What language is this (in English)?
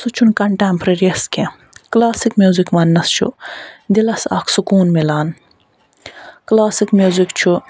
Kashmiri